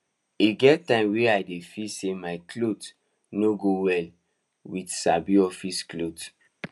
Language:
Nigerian Pidgin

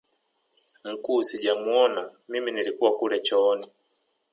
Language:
Swahili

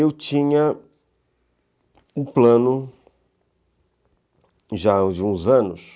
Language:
Portuguese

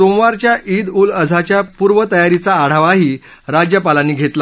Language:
Marathi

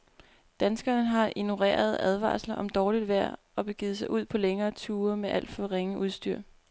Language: Danish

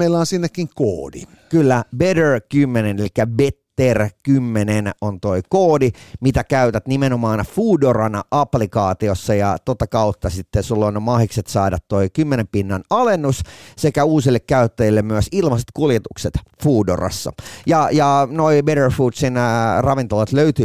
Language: Finnish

